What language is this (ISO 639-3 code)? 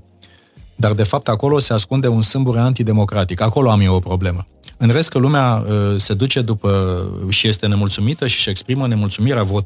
ron